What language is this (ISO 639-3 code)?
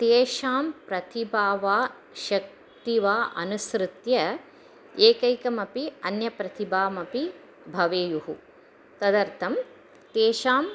san